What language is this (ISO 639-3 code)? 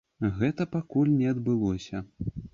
bel